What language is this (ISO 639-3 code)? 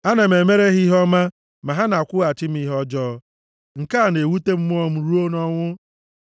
ibo